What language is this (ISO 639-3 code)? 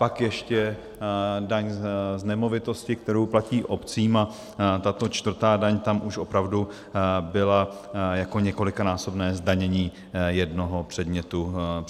ces